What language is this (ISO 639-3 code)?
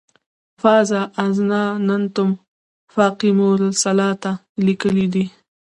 pus